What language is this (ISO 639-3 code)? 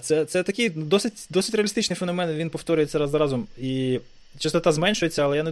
ukr